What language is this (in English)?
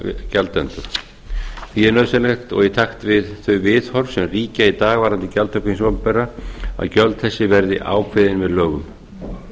Icelandic